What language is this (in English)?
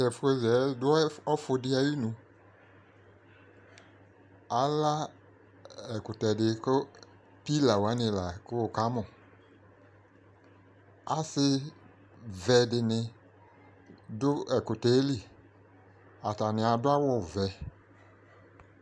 Ikposo